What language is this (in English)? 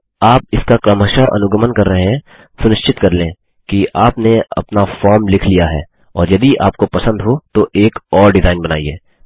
Hindi